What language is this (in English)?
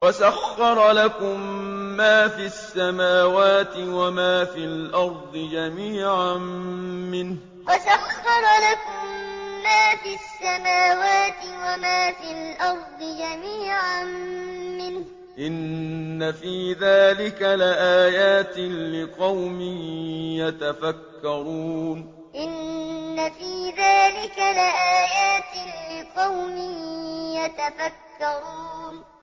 Arabic